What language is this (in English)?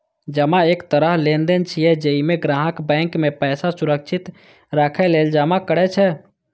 Maithili